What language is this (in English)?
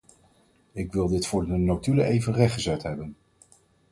Dutch